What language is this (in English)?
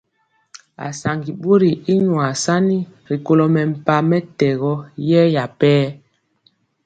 Mpiemo